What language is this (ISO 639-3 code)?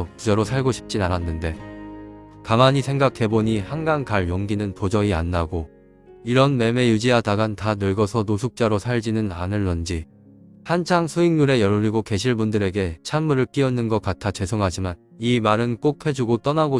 kor